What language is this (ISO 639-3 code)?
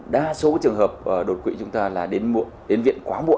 vie